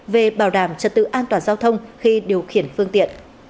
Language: Vietnamese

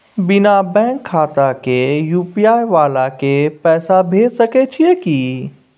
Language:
Maithili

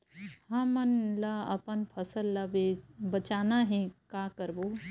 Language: Chhattisgarhi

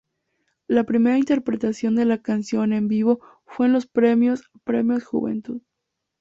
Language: Spanish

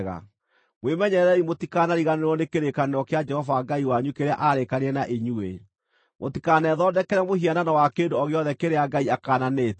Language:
Kikuyu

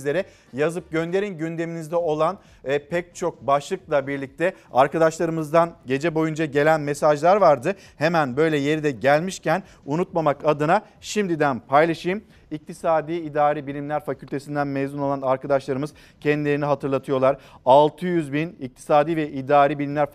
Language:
Turkish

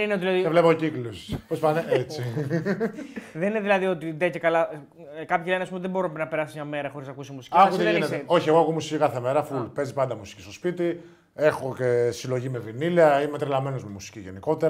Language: Greek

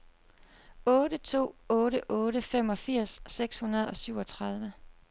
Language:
Danish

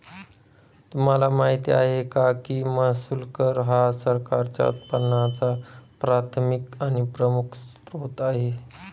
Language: Marathi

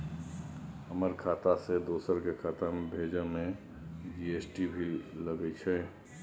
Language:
Maithili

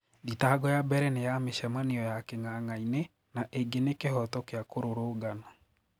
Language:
Kikuyu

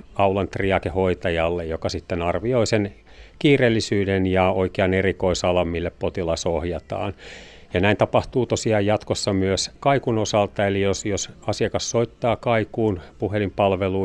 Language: Finnish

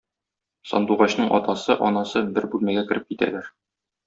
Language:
Tatar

